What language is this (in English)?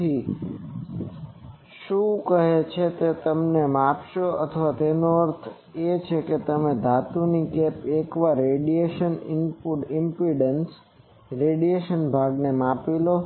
Gujarati